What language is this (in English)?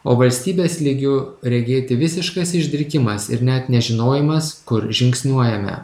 Lithuanian